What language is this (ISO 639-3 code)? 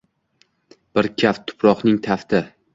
uzb